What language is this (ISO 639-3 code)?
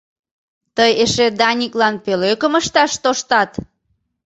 chm